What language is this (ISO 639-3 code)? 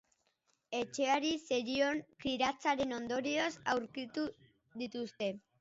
eus